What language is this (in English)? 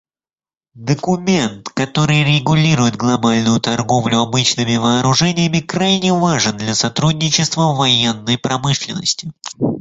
Russian